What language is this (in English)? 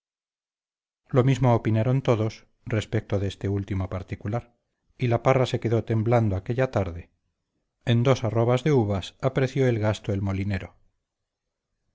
Spanish